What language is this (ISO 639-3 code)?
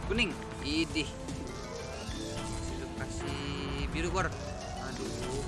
ind